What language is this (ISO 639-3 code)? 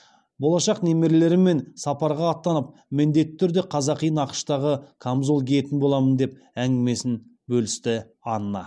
kaz